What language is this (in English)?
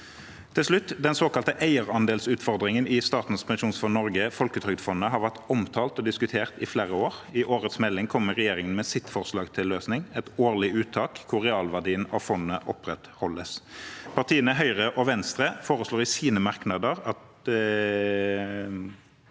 Norwegian